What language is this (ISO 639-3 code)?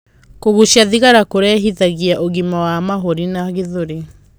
kik